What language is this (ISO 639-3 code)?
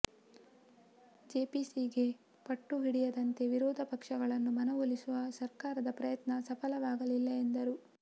kan